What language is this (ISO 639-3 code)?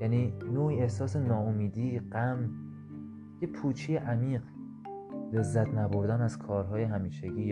fas